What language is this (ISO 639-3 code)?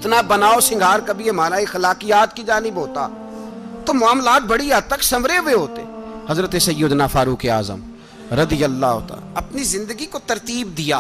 urd